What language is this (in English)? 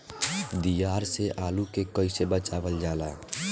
Bhojpuri